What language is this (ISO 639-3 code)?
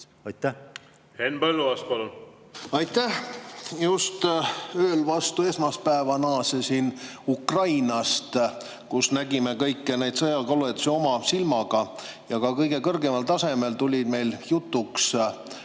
est